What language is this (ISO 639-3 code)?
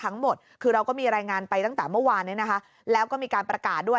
tha